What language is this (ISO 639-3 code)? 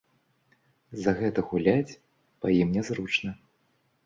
bel